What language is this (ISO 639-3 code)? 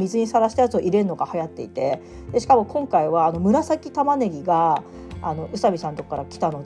jpn